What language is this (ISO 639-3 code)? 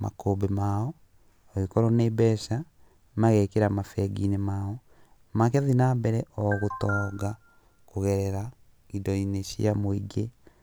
kik